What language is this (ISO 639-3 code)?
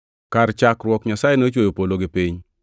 luo